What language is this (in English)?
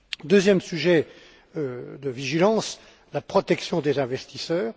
French